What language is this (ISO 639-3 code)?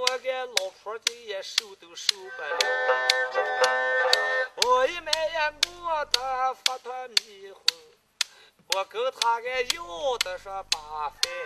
zho